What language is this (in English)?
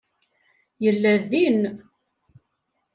Kabyle